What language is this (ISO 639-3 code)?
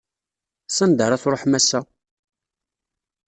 kab